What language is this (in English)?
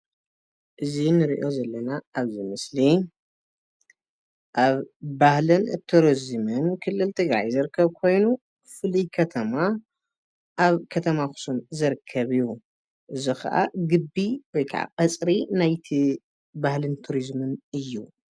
Tigrinya